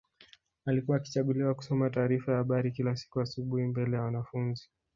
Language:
Swahili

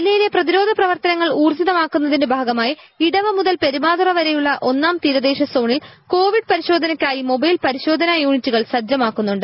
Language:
Malayalam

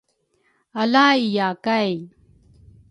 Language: Rukai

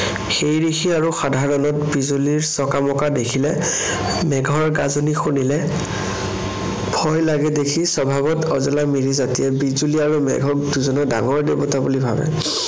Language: Assamese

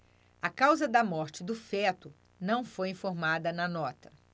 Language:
Portuguese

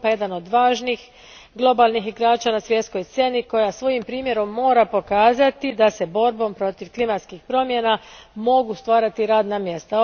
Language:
Croatian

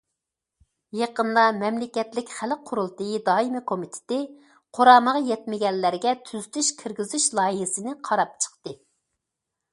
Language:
Uyghur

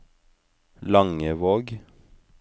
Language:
Norwegian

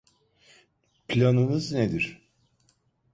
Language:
Turkish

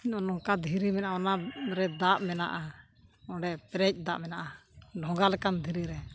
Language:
Santali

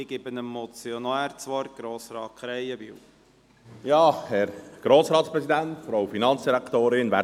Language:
Swiss German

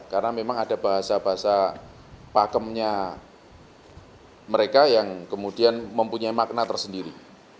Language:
Indonesian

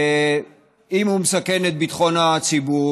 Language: Hebrew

